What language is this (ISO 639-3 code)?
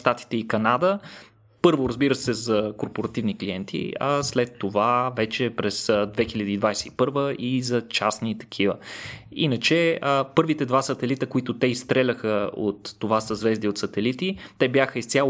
bul